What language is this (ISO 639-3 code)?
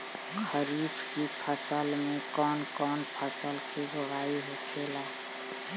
bho